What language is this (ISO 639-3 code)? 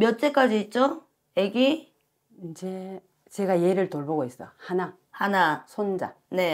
kor